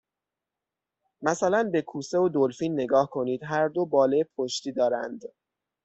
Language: Persian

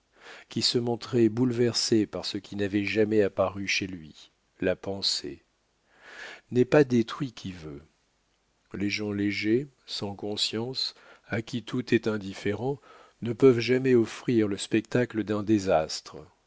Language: French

